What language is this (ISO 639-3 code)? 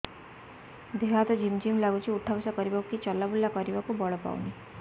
ori